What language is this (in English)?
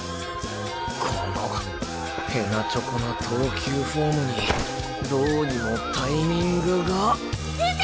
Japanese